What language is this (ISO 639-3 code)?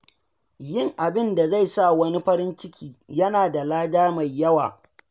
hau